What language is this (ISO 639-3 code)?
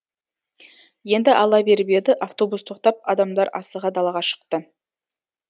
kaz